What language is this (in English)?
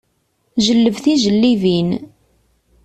Kabyle